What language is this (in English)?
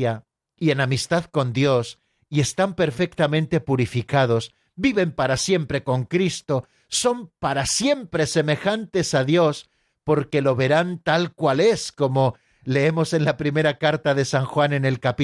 Spanish